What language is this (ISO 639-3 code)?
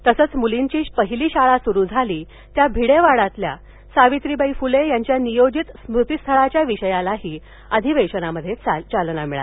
mar